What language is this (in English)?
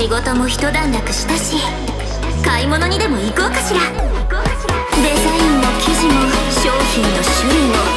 Japanese